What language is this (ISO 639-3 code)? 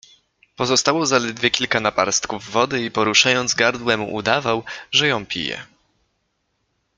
pol